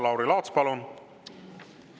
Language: Estonian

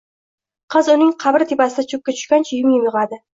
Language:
Uzbek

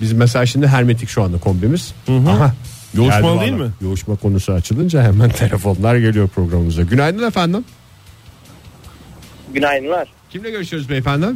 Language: Turkish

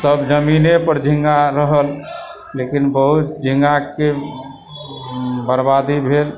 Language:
Maithili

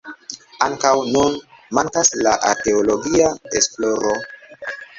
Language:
Esperanto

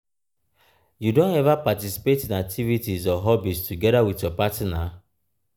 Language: Nigerian Pidgin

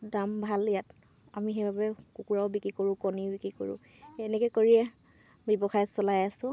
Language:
Assamese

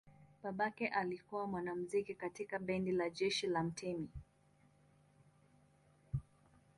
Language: Swahili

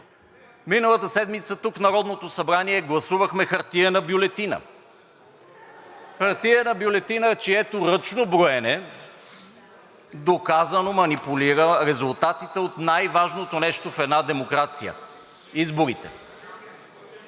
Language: Bulgarian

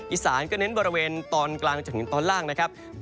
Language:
Thai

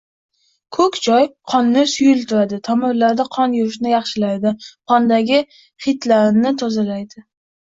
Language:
Uzbek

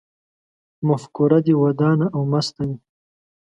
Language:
Pashto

